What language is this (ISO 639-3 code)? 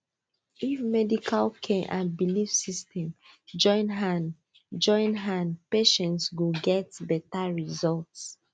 pcm